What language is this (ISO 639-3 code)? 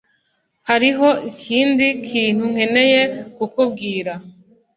kin